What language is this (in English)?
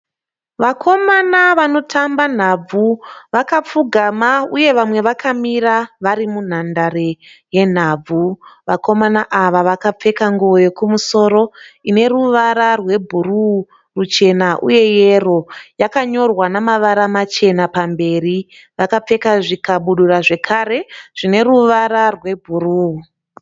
Shona